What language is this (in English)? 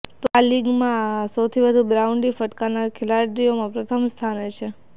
Gujarati